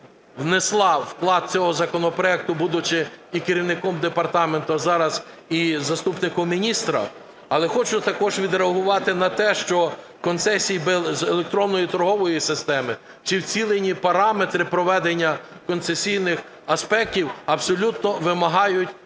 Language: Ukrainian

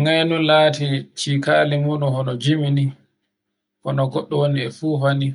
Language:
Borgu Fulfulde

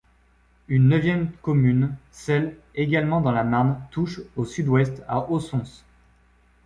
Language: French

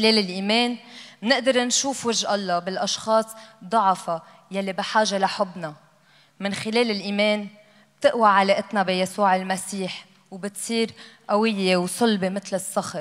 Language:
Arabic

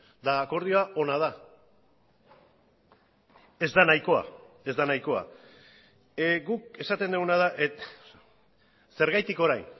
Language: Basque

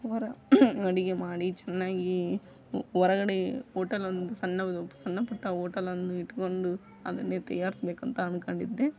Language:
Kannada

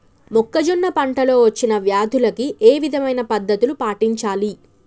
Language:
Telugu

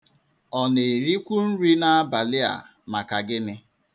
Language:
Igbo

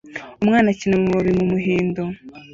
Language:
Kinyarwanda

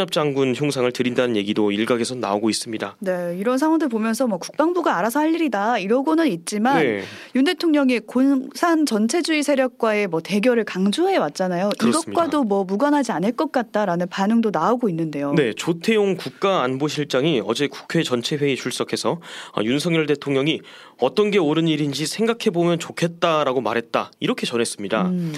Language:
Korean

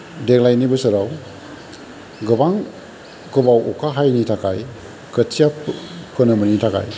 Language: Bodo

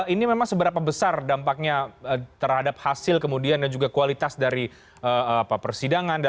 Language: Indonesian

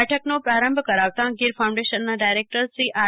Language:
Gujarati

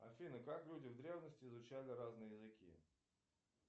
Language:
Russian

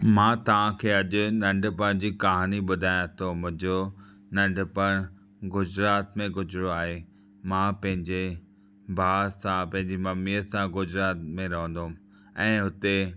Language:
Sindhi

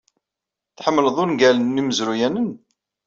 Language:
Kabyle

